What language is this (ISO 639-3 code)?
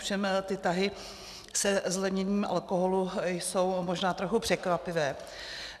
ces